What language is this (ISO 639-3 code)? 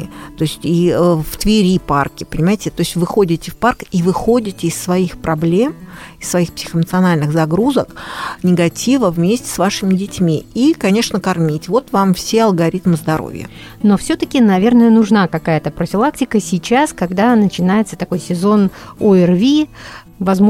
rus